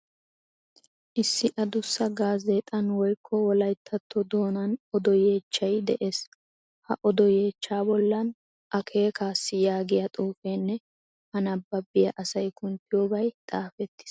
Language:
Wolaytta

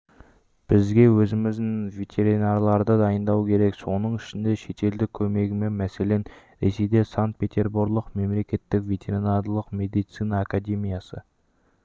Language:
Kazakh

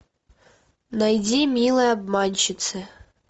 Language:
Russian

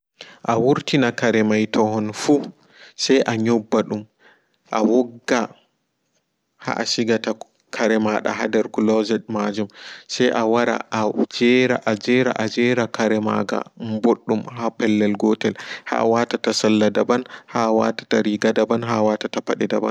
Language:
Fula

